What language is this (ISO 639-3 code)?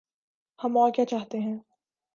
urd